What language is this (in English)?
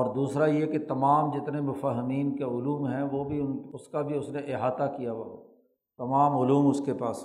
Urdu